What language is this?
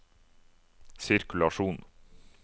Norwegian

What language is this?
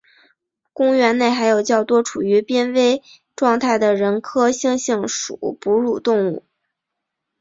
Chinese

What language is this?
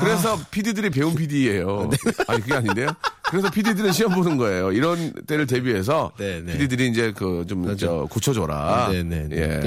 Korean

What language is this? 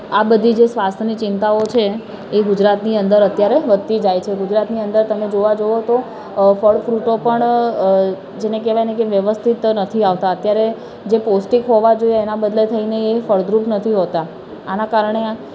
Gujarati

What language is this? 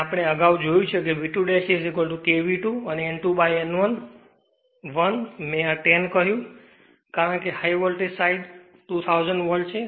Gujarati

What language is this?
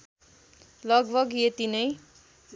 Nepali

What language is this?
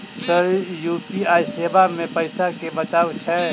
Maithili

